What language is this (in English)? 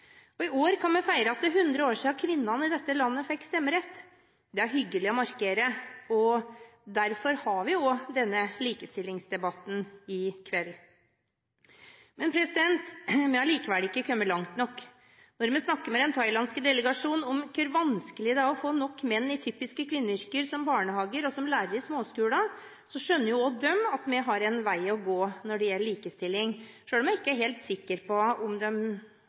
Norwegian Bokmål